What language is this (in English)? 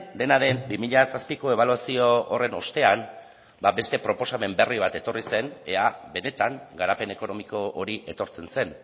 Basque